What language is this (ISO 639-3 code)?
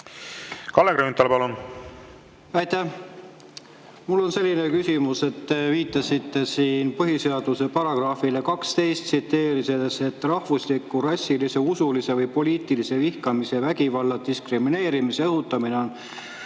est